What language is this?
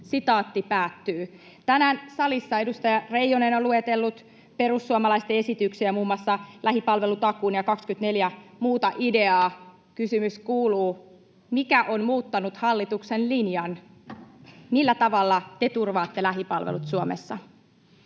Finnish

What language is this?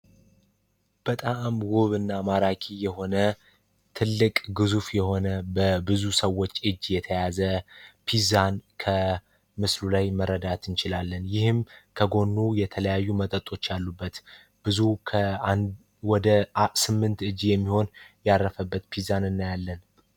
Amharic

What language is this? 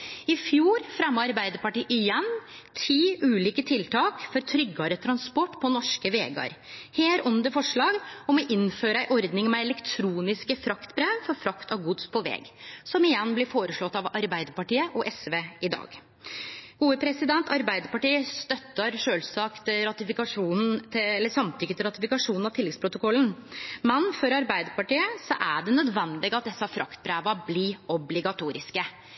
Norwegian Nynorsk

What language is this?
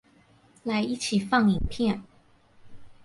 Chinese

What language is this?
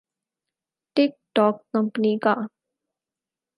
Urdu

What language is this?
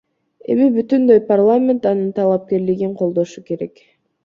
Kyrgyz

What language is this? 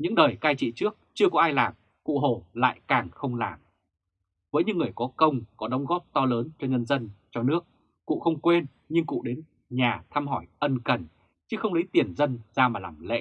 Vietnamese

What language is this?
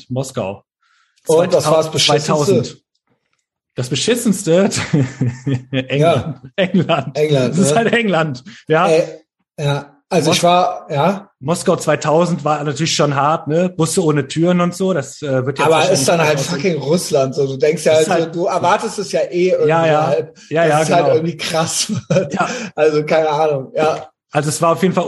German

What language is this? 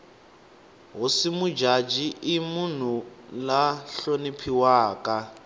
Tsonga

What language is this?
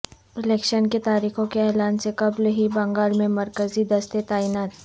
Urdu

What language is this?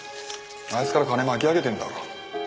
Japanese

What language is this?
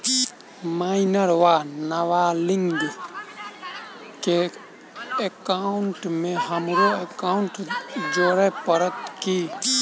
Maithili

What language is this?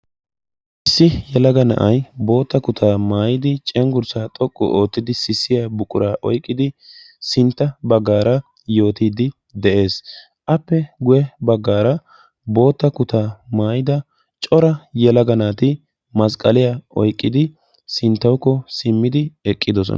Wolaytta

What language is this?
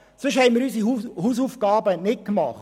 Swiss German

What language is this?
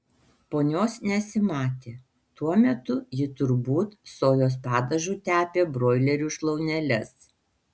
Lithuanian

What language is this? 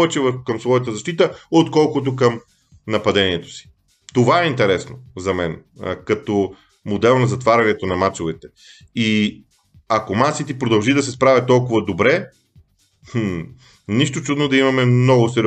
Bulgarian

